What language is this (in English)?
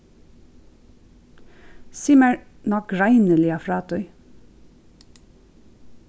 Faroese